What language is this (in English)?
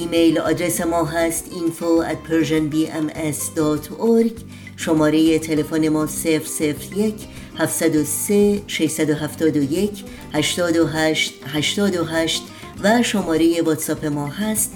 Persian